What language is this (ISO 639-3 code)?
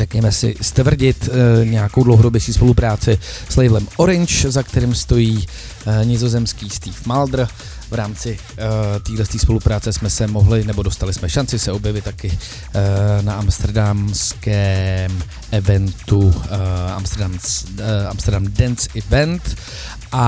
ces